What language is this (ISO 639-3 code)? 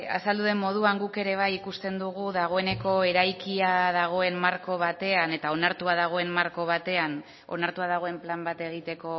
eus